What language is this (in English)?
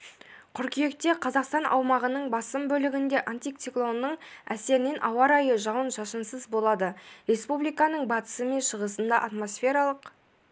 Kazakh